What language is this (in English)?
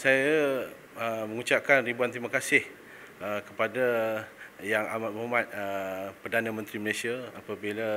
Malay